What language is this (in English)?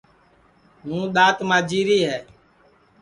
Sansi